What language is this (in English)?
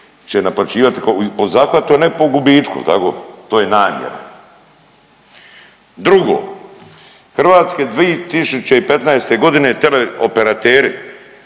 Croatian